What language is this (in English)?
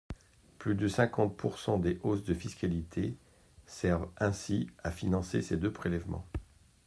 French